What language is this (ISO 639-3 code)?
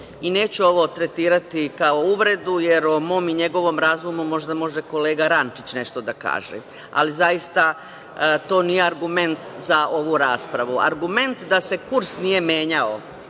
srp